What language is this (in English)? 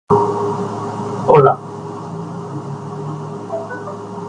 English